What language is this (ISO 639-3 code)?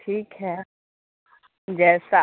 urd